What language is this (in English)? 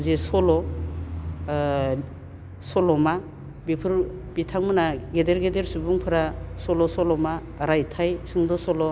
Bodo